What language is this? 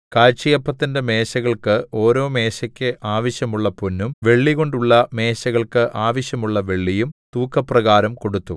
Malayalam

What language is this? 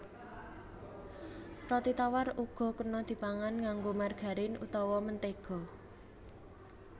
Javanese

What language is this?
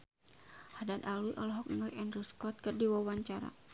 Sundanese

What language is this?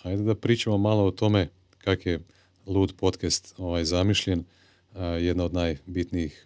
Croatian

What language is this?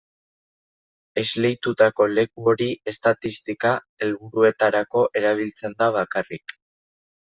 Basque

